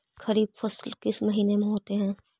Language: Magahi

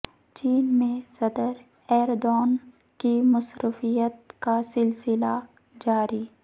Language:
Urdu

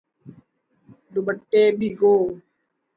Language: Urdu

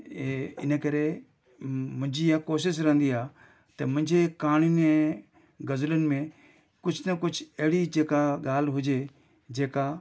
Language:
Sindhi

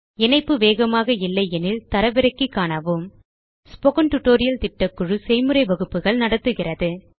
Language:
Tamil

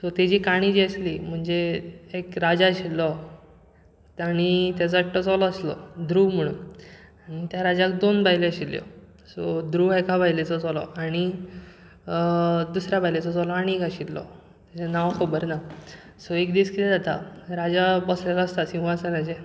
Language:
Konkani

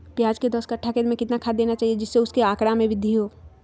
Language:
Magahi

